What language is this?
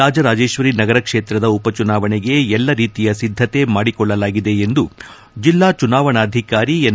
Kannada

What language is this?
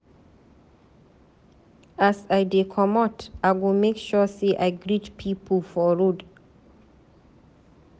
Nigerian Pidgin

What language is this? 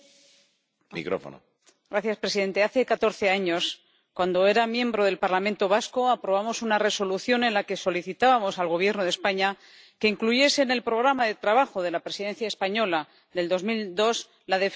Spanish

